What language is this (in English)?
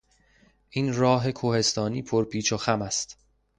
Persian